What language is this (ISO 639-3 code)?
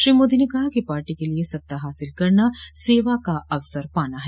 hin